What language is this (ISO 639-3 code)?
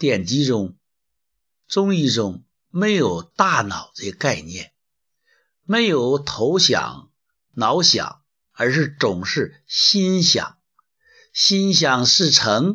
zho